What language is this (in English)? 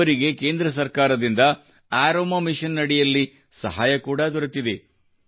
Kannada